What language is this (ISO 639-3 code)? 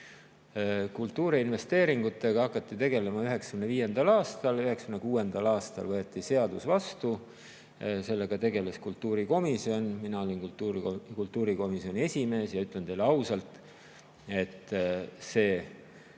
est